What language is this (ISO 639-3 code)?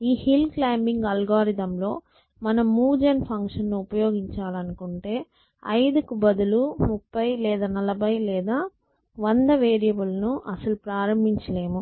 tel